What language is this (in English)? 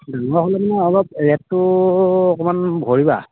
Assamese